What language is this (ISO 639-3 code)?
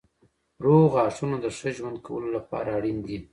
pus